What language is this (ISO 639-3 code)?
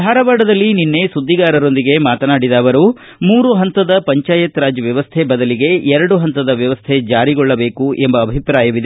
kan